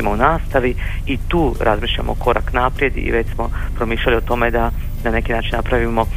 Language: Croatian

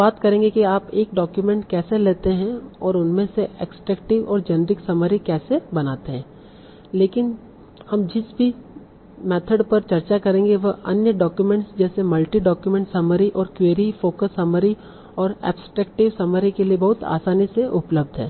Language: Hindi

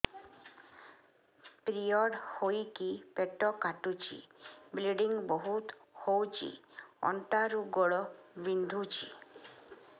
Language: Odia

